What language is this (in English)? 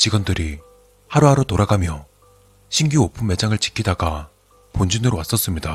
Korean